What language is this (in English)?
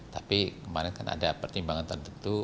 Indonesian